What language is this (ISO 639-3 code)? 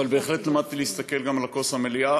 heb